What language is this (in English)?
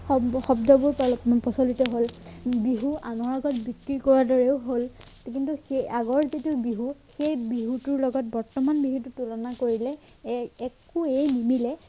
Assamese